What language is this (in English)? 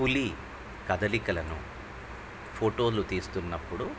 Telugu